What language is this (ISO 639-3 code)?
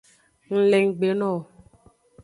ajg